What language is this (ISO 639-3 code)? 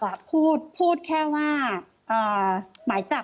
tha